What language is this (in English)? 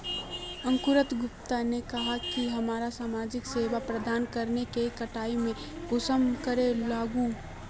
Magahi